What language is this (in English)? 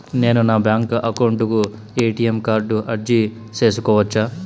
Telugu